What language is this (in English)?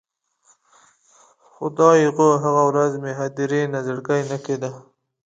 Pashto